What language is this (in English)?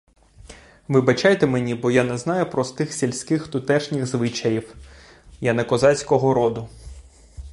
Ukrainian